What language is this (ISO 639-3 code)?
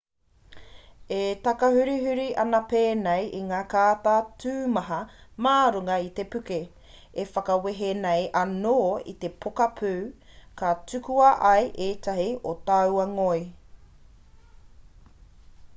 mri